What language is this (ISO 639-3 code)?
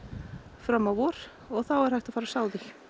isl